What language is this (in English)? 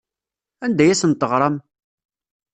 Kabyle